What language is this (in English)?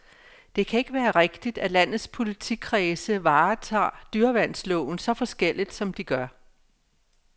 Danish